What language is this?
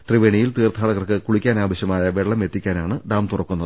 Malayalam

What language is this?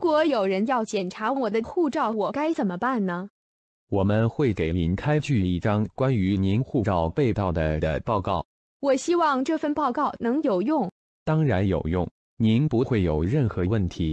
Thai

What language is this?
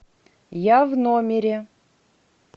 Russian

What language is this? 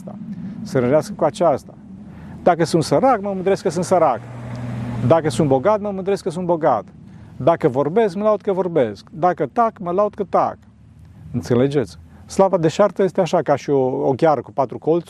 Romanian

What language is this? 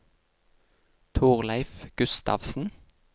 Norwegian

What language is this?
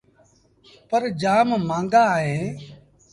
Sindhi Bhil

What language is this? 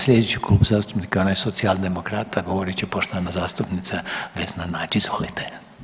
Croatian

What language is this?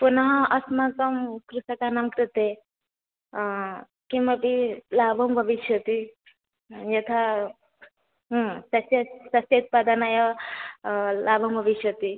Sanskrit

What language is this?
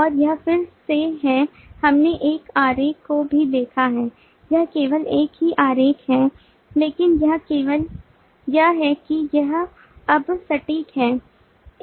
Hindi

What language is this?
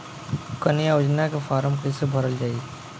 Bhojpuri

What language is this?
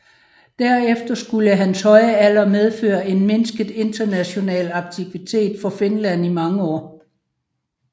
Danish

